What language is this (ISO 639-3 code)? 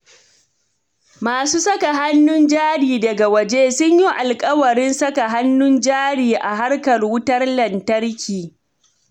hau